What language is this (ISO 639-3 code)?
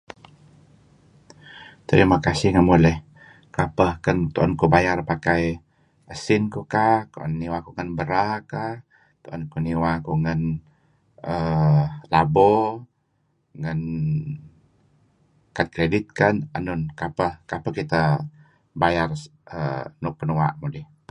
kzi